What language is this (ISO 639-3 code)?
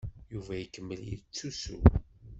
kab